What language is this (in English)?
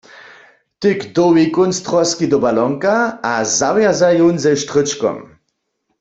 Upper Sorbian